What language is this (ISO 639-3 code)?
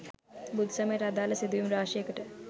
sin